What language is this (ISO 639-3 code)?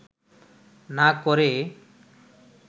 ben